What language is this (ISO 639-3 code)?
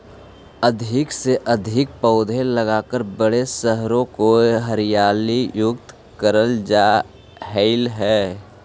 mag